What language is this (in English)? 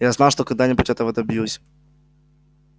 Russian